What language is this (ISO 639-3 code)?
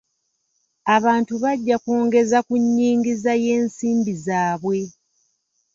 lug